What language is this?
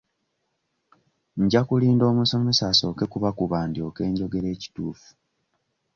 Ganda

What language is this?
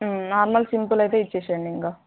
Telugu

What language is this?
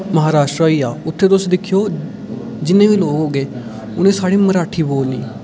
Dogri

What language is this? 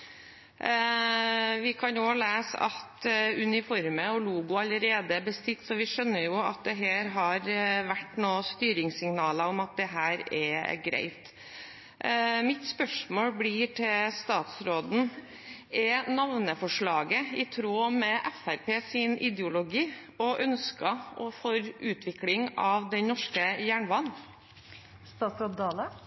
Norwegian Bokmål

